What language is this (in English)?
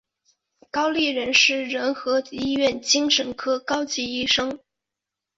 Chinese